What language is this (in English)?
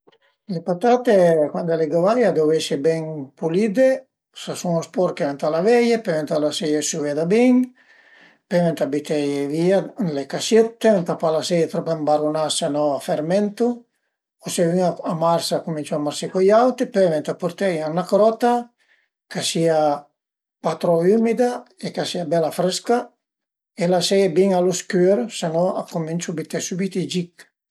Piedmontese